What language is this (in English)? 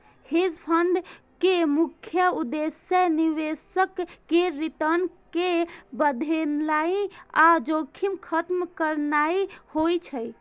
Maithili